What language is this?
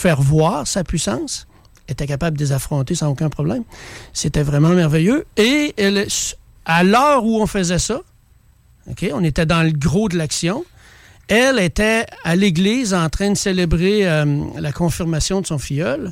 French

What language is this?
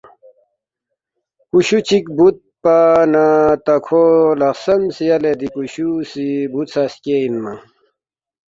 Balti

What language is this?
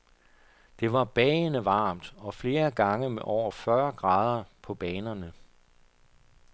Danish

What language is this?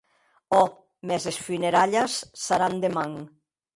Occitan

